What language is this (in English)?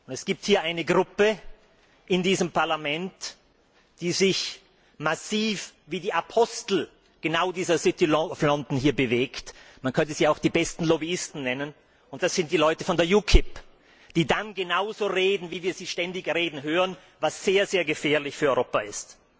German